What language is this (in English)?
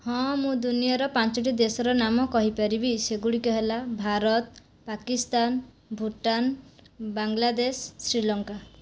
Odia